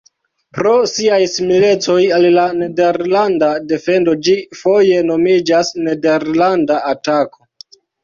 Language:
Esperanto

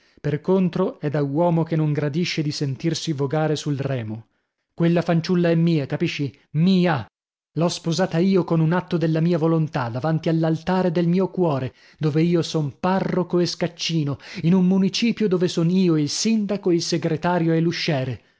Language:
Italian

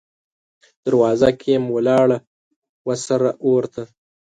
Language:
Pashto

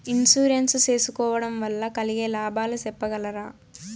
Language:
Telugu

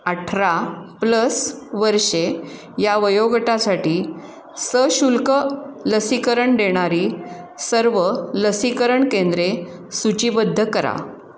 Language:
Marathi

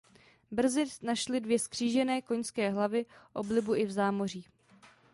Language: Czech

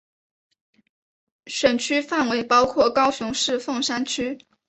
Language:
Chinese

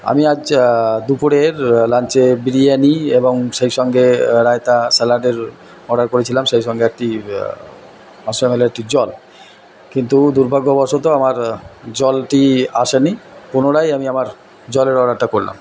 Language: Bangla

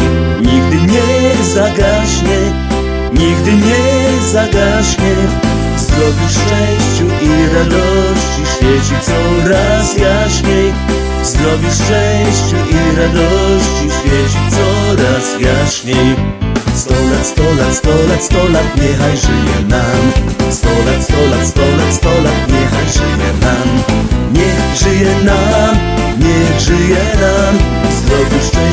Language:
Polish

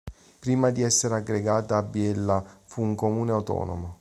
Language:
Italian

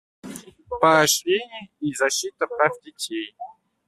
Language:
Russian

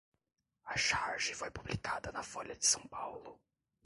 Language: Portuguese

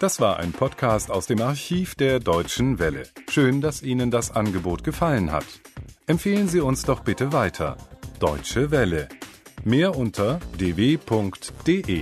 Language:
German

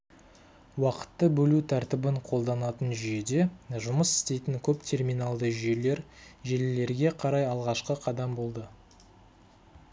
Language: Kazakh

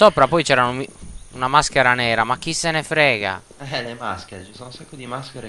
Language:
Italian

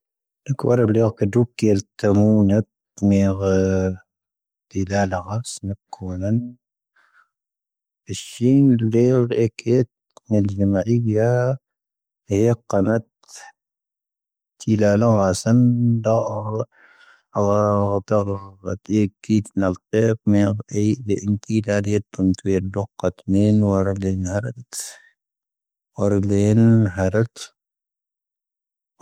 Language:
Tahaggart Tamahaq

